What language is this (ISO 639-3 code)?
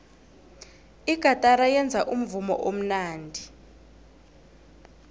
nbl